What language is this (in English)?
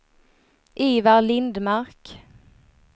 Swedish